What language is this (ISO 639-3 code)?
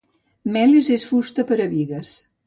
cat